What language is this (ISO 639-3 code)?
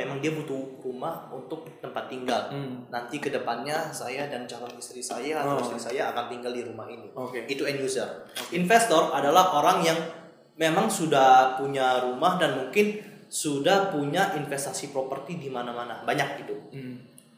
ind